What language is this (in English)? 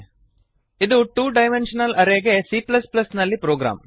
Kannada